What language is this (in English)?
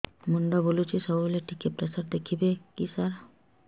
Odia